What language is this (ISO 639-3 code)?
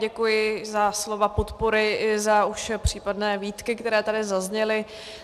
ces